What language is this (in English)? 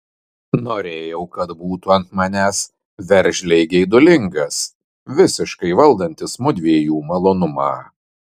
Lithuanian